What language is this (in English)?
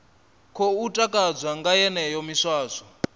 Venda